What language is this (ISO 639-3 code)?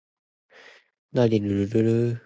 yue